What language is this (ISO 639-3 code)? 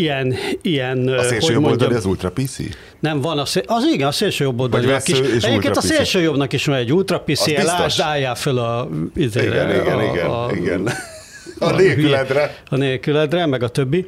hun